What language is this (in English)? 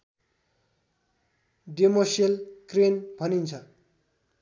Nepali